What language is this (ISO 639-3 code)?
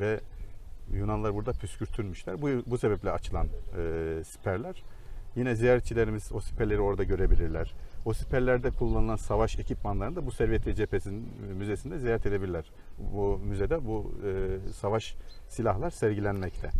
tur